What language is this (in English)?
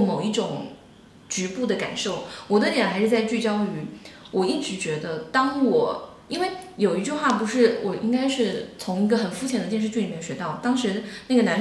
Chinese